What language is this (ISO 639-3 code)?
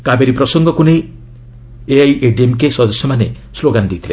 ori